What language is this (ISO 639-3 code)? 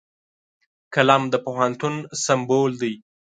pus